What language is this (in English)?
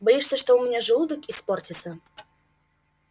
Russian